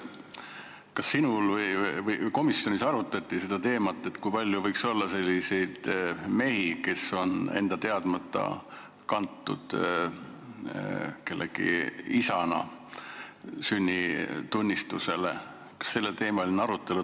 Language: Estonian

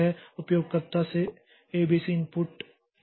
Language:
Hindi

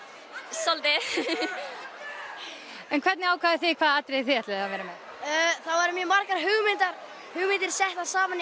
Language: Icelandic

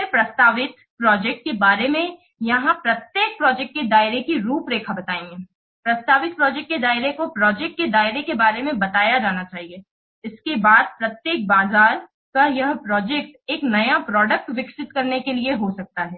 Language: Hindi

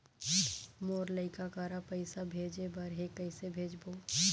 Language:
Chhattisgarhi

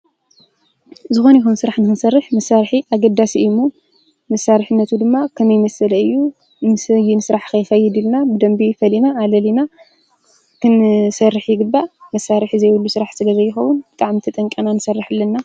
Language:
Tigrinya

